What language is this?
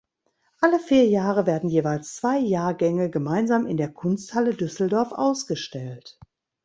German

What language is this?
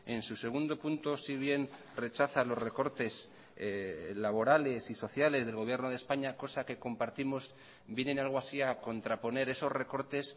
Spanish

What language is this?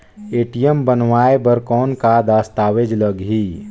Chhattisgarhi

